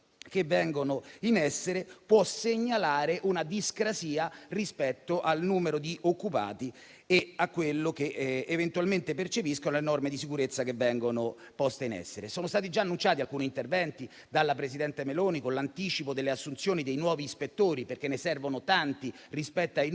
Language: Italian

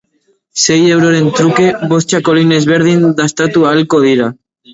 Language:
Basque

